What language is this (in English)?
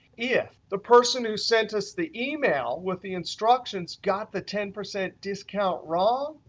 English